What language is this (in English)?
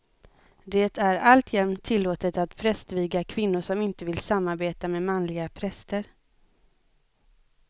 Swedish